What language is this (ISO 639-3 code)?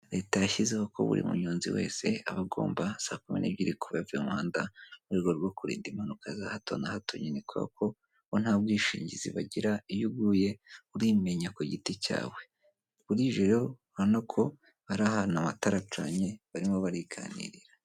kin